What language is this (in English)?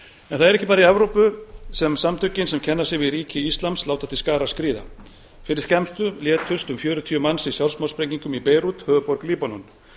Icelandic